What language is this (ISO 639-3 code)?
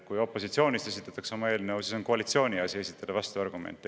est